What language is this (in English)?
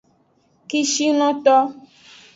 Aja (Benin)